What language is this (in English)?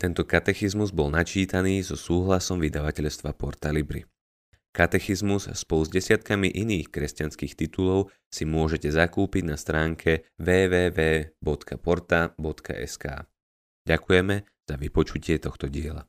Slovak